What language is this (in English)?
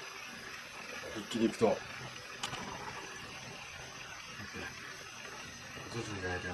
Japanese